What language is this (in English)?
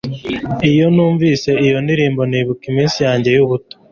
Kinyarwanda